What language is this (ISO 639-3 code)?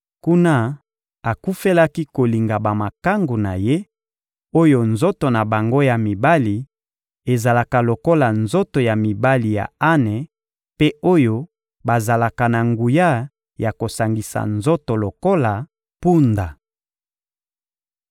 lin